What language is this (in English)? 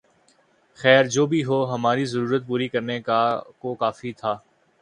Urdu